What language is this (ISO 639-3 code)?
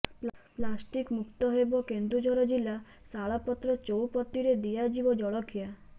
ori